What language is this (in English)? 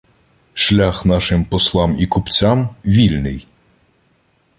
Ukrainian